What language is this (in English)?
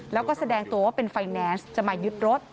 Thai